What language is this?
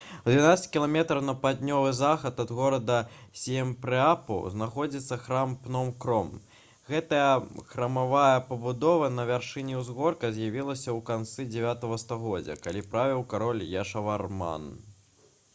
Belarusian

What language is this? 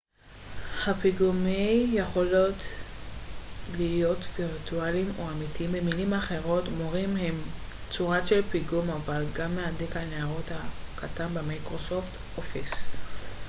Hebrew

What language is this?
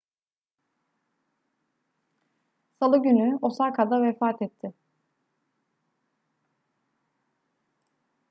Turkish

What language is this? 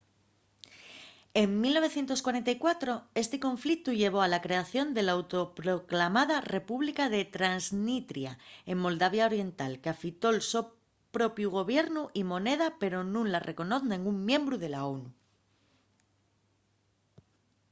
Asturian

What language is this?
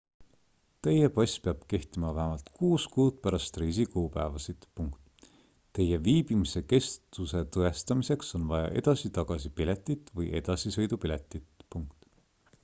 Estonian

